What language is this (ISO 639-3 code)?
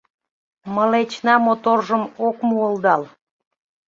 chm